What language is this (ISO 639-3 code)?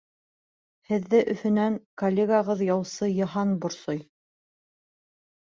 bak